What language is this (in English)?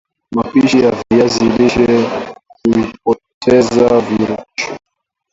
Swahili